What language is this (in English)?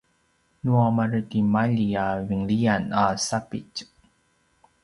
Paiwan